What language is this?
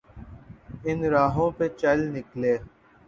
Urdu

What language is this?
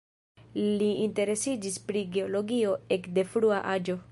Esperanto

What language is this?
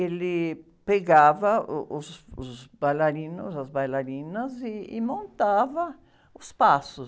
Portuguese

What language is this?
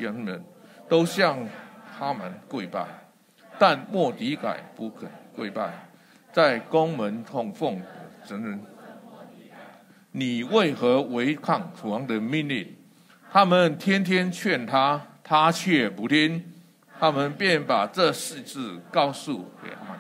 Chinese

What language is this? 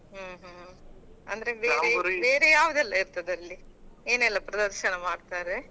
Kannada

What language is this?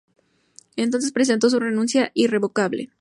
Spanish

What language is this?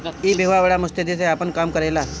Bhojpuri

